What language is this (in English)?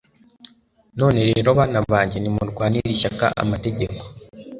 Kinyarwanda